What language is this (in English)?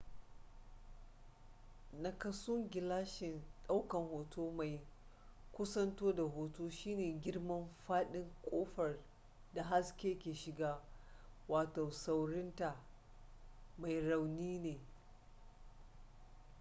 Hausa